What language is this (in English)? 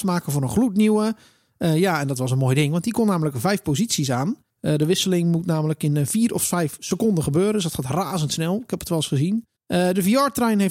Dutch